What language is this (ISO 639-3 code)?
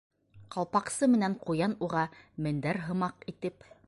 bak